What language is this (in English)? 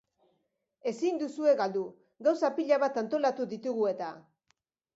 Basque